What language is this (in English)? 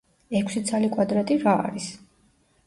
Georgian